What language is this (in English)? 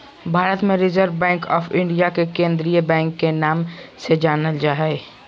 Magahi